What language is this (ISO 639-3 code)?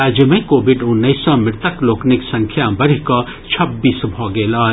mai